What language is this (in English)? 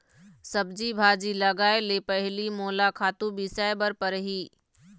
Chhattisgarhi